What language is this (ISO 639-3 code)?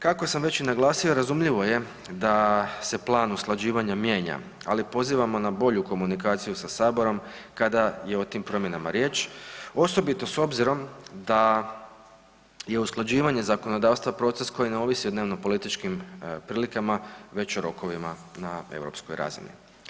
hrv